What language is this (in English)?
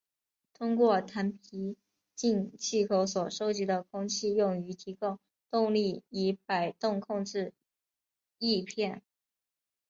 Chinese